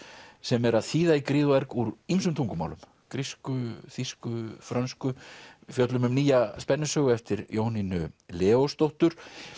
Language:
Icelandic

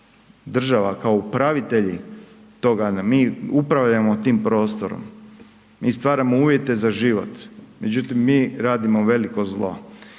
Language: Croatian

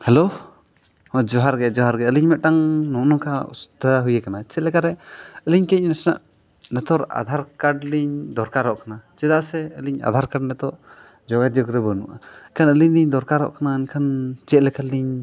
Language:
Santali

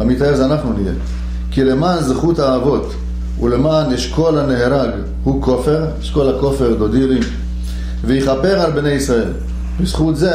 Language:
Hebrew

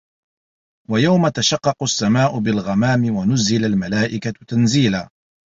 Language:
Arabic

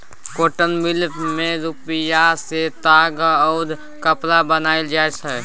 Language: Maithili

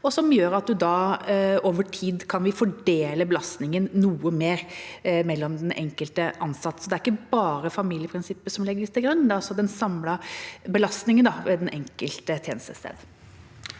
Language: Norwegian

